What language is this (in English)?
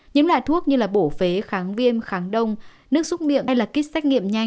Vietnamese